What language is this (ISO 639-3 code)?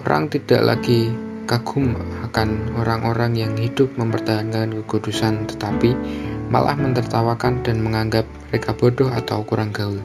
ind